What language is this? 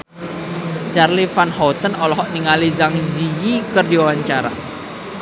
Sundanese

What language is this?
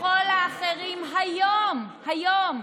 Hebrew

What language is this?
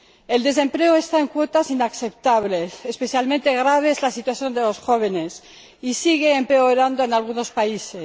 Spanish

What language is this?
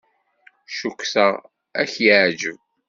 Kabyle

